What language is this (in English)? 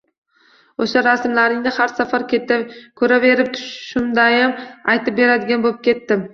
Uzbek